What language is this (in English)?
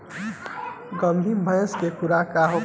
Bhojpuri